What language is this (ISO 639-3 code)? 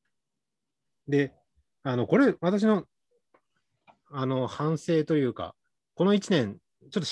jpn